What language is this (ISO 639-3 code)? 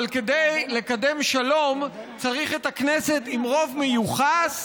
heb